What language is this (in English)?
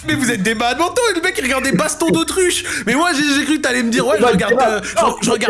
French